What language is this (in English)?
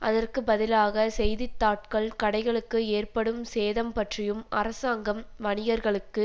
Tamil